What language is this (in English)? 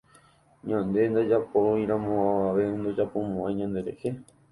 Guarani